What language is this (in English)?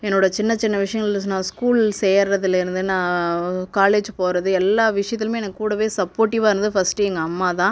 Tamil